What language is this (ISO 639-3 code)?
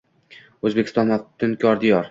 uzb